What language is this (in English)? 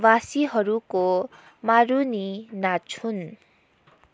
Nepali